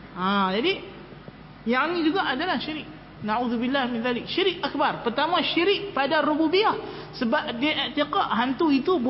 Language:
Malay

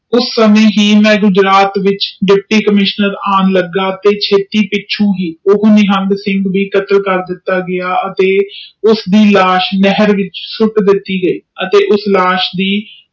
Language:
Punjabi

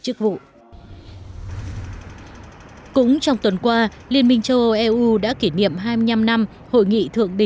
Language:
Vietnamese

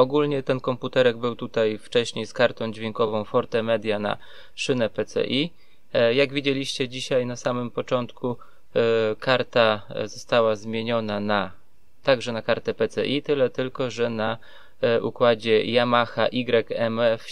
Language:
Polish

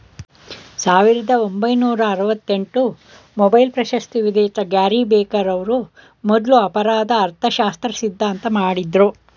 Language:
Kannada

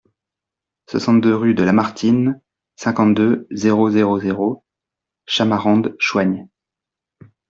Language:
French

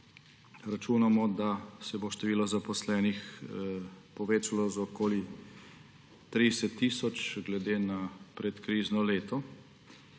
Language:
Slovenian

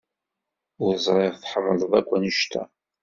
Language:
Kabyle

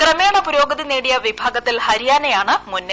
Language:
Malayalam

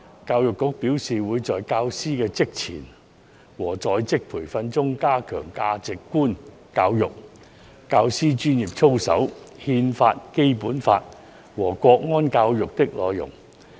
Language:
Cantonese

